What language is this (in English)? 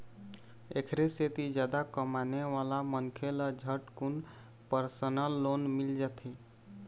Chhattisgarhi